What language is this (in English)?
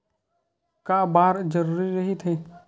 Chhattisgarhi